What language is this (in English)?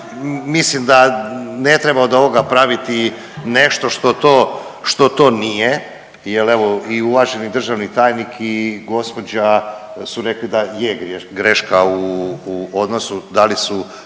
Croatian